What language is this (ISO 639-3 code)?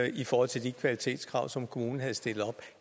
dan